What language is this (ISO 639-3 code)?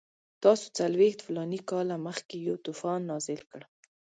pus